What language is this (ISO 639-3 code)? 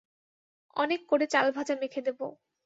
ben